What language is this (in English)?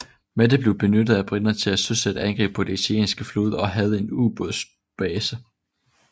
Danish